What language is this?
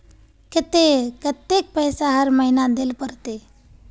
Magahi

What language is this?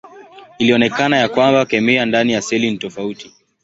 Swahili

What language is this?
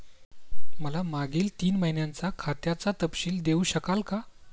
Marathi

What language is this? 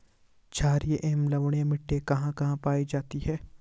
Hindi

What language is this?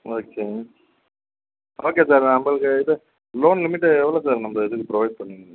Tamil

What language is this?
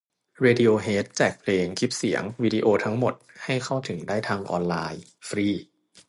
Thai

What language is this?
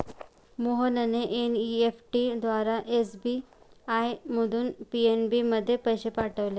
Marathi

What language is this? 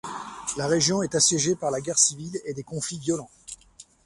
French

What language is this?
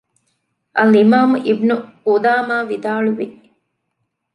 Divehi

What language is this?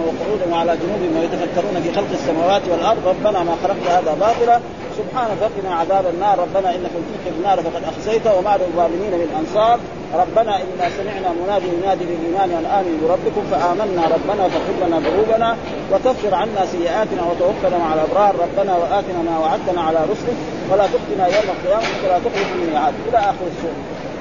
Arabic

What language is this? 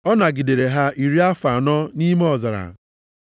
Igbo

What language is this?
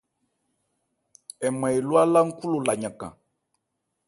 Ebrié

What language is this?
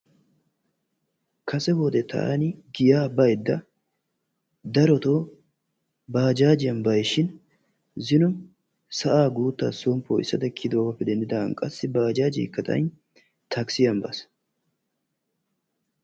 Wolaytta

